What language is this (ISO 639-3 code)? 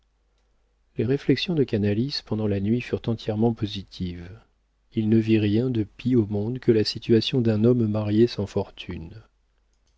fra